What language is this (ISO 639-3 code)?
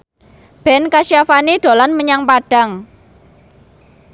jav